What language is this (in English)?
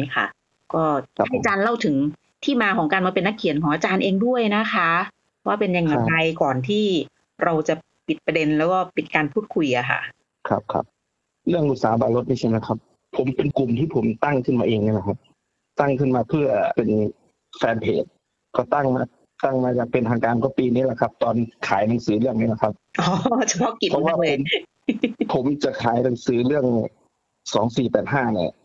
Thai